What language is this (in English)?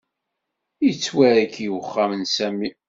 Kabyle